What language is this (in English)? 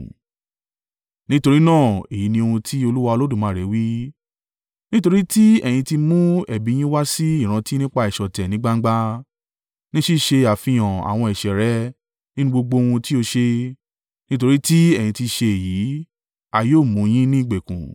Yoruba